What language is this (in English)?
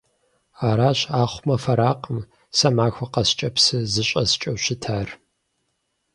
Kabardian